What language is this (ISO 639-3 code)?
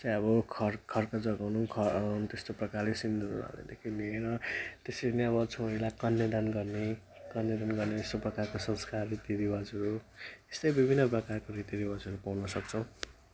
nep